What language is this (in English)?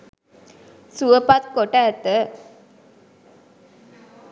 Sinhala